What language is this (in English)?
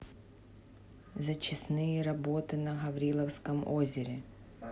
Russian